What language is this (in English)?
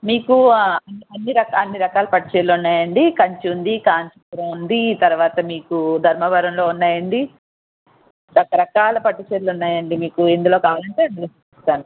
Telugu